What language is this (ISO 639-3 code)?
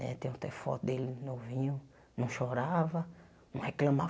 por